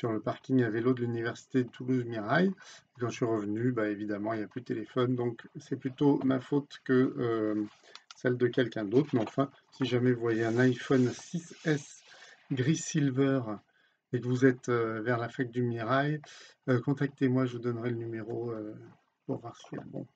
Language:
French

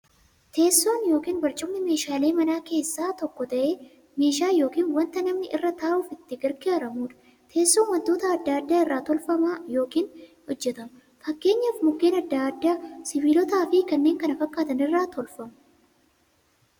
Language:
Oromo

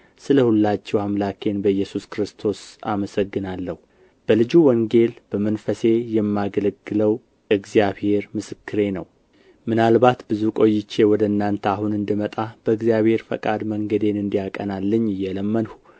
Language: Amharic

